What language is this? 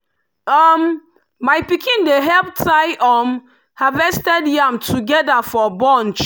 Nigerian Pidgin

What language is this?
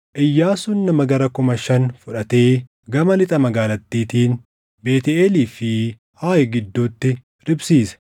Oromo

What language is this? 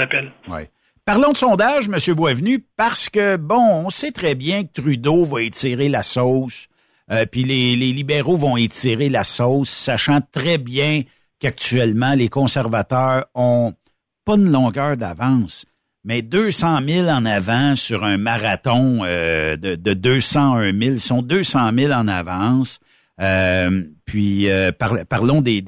French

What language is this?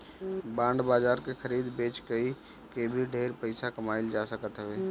Bhojpuri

